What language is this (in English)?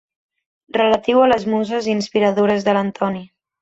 Catalan